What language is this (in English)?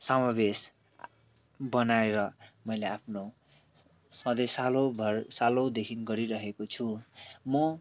Nepali